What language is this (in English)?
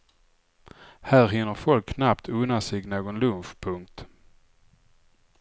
Swedish